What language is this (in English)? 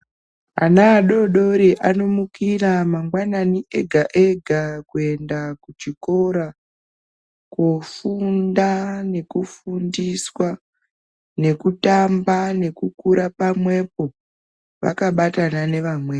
Ndau